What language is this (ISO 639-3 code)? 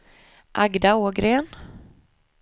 swe